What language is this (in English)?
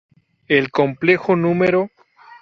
Spanish